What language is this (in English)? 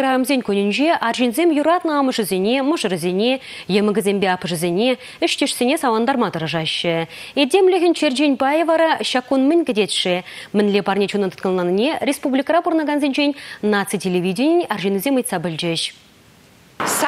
Russian